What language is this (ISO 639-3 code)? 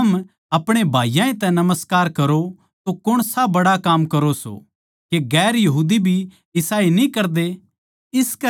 bgc